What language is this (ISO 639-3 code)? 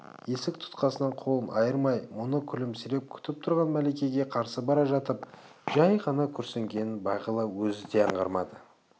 kaz